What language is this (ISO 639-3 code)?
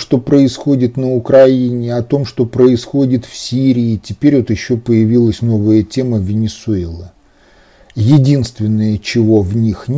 rus